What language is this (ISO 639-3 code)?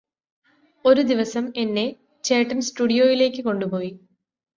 mal